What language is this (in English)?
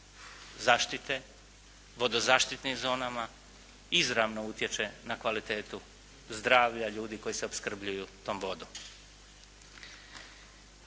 Croatian